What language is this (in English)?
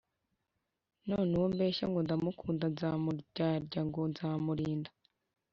Kinyarwanda